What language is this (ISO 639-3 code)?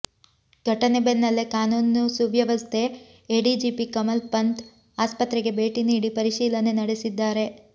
kan